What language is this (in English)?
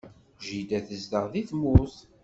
Kabyle